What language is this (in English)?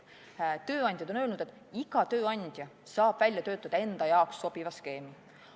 Estonian